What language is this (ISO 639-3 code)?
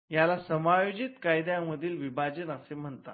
mar